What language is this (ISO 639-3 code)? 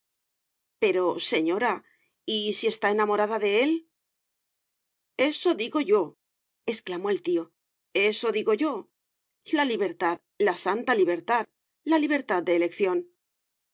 spa